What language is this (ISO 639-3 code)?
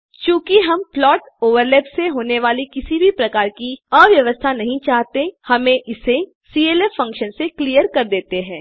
hin